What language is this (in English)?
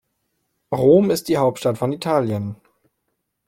German